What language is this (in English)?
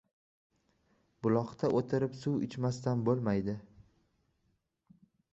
Uzbek